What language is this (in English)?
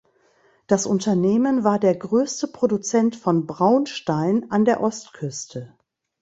German